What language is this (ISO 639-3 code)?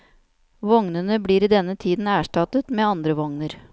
nor